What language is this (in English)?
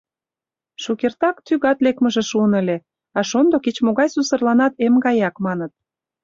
Mari